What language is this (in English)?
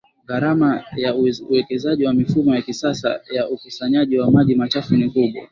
Swahili